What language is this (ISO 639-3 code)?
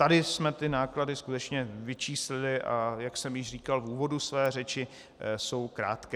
ces